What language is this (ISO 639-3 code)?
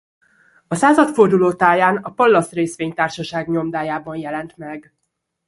hun